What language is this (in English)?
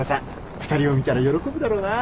Japanese